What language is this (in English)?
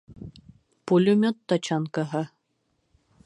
Bashkir